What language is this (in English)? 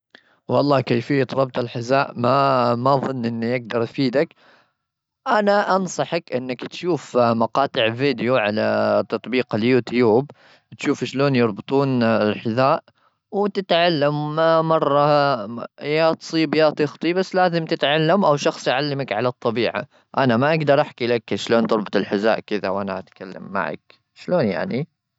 Gulf Arabic